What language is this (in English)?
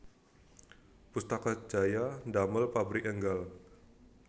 Javanese